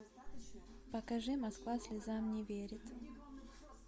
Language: Russian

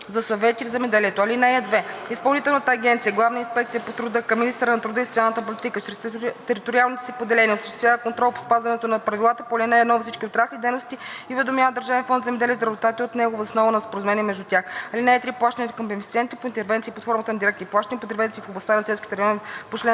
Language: Bulgarian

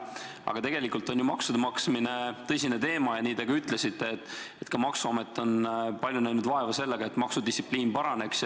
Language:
Estonian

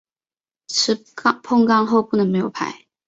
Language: Chinese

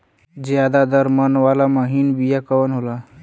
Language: Bhojpuri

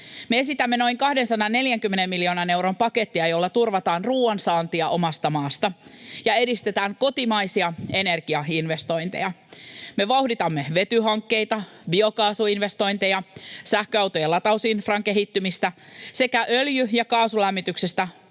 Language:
Finnish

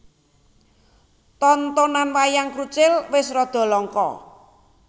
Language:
Javanese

